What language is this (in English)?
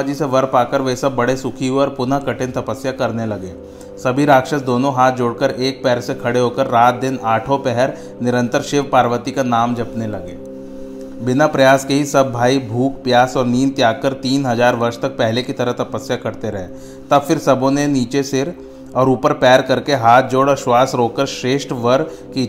Hindi